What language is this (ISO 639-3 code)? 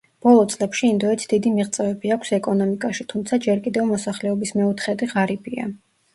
kat